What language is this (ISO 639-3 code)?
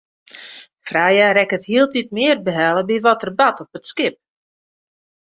fry